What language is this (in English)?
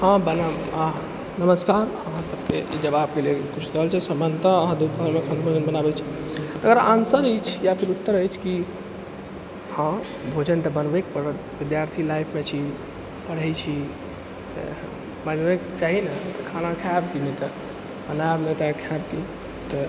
Maithili